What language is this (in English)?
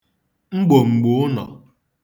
Igbo